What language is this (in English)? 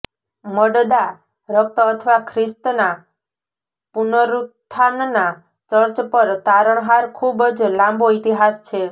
Gujarati